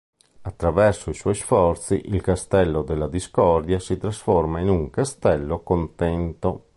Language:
Italian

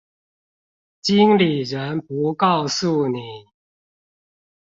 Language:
Chinese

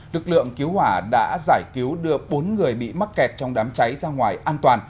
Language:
Vietnamese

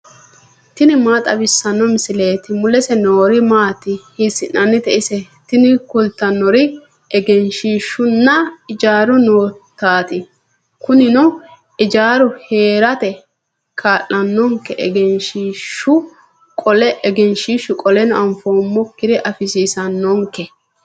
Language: Sidamo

